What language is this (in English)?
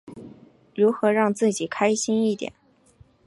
Chinese